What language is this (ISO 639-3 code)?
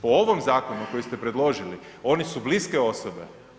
hrv